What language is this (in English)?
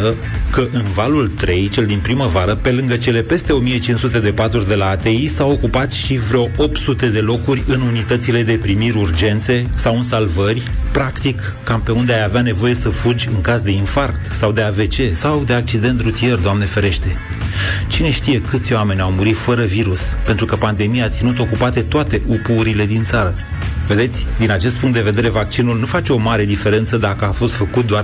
Romanian